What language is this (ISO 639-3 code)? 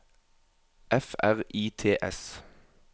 nor